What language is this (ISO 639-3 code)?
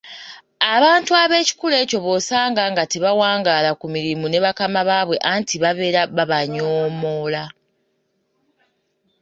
lug